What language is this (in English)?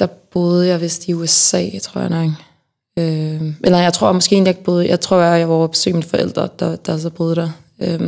Danish